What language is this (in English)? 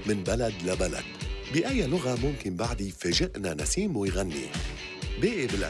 Arabic